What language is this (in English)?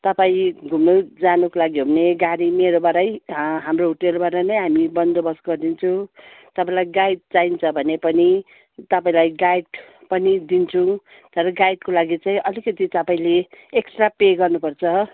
Nepali